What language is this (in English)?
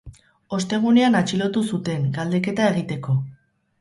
Basque